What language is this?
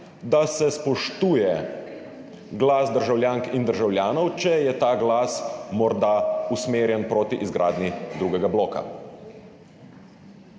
Slovenian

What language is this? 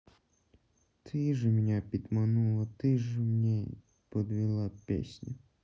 Russian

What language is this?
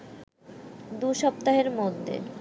Bangla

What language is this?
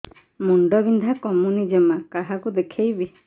Odia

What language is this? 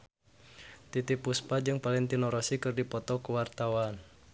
Sundanese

